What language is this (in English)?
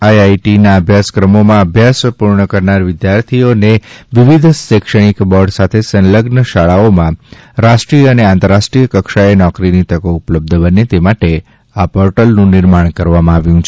Gujarati